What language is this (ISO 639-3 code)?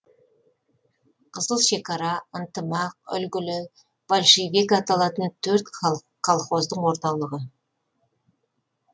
kaz